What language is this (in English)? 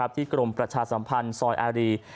Thai